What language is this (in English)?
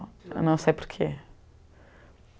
Portuguese